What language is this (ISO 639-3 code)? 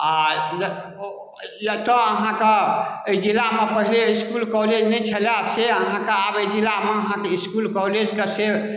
mai